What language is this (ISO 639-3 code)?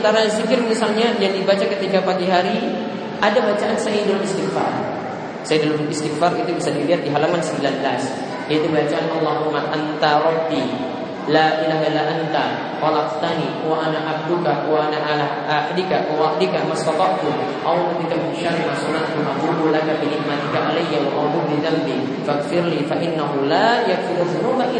ind